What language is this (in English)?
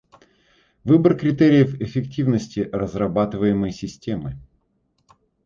Russian